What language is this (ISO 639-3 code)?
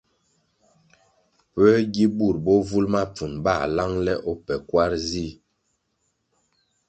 nmg